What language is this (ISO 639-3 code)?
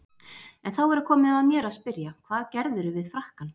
isl